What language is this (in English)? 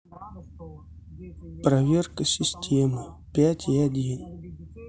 Russian